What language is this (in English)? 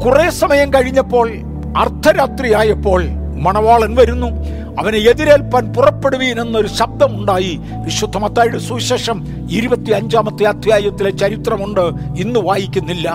Malayalam